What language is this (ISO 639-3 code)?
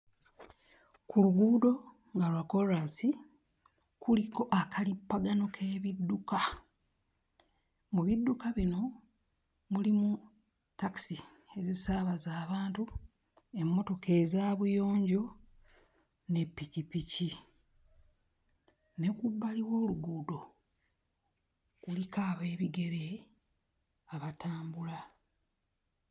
lug